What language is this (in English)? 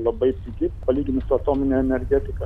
Lithuanian